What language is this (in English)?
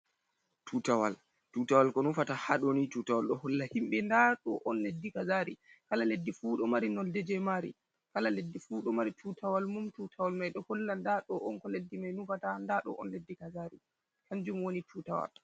Fula